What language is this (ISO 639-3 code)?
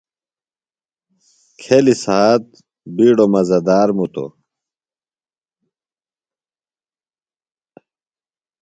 phl